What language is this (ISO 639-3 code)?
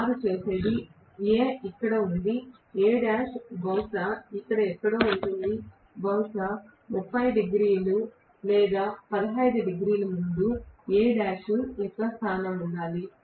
tel